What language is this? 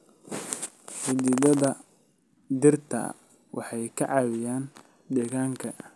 Somali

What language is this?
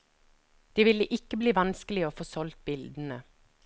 Norwegian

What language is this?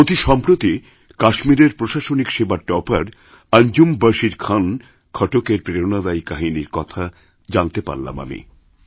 Bangla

